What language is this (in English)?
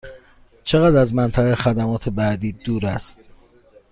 Persian